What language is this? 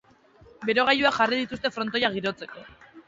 Basque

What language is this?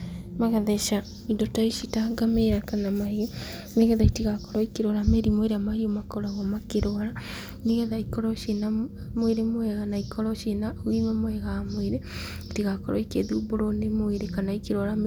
Kikuyu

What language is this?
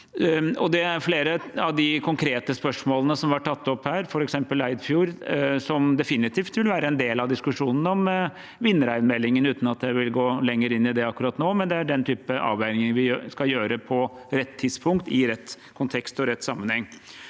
Norwegian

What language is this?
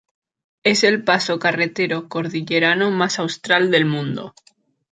Spanish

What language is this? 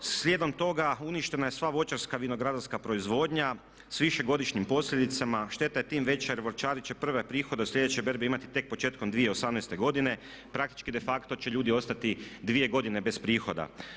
Croatian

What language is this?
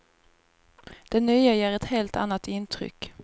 Swedish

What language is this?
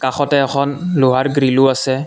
Assamese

